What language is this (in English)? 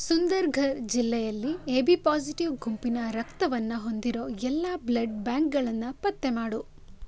Kannada